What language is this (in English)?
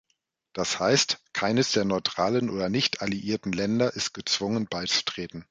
German